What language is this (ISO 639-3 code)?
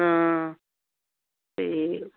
pan